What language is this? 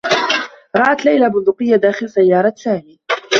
Arabic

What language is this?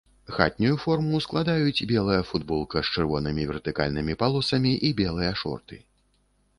Belarusian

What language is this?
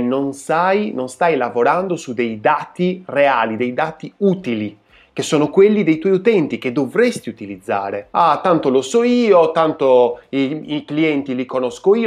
Italian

